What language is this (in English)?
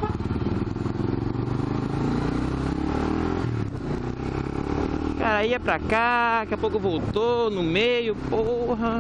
Portuguese